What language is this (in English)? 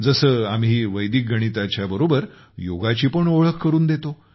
Marathi